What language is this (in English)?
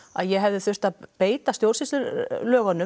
Icelandic